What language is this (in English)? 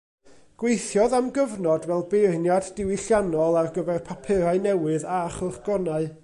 Welsh